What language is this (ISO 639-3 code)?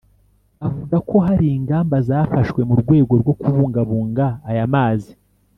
kin